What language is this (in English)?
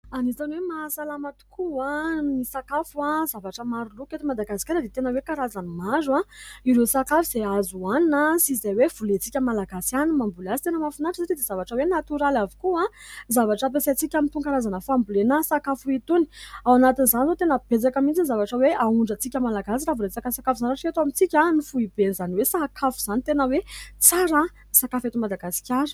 Malagasy